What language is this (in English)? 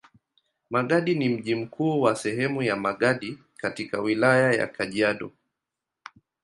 Swahili